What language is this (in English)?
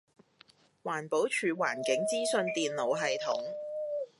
Cantonese